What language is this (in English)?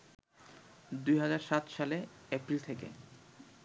Bangla